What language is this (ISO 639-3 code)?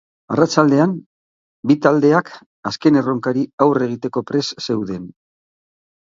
eus